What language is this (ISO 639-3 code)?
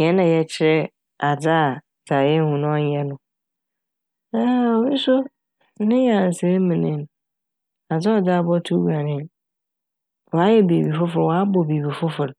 aka